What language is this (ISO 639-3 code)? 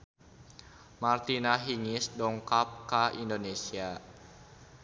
sun